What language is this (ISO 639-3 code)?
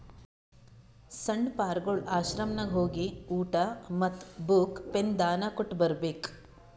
kan